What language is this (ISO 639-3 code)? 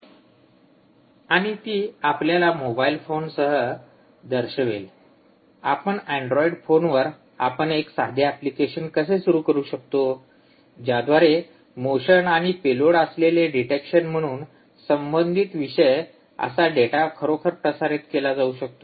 mar